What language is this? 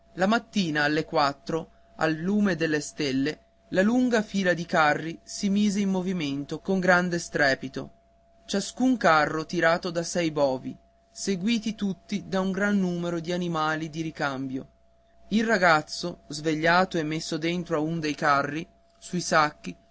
Italian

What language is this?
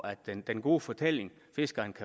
Danish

